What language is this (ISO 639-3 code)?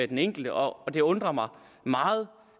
dan